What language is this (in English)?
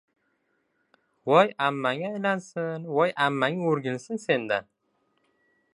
Uzbek